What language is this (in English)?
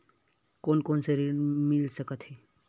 Chhattisgarhi